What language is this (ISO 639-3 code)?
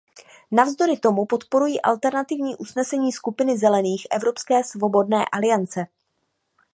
ces